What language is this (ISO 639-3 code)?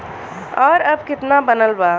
bho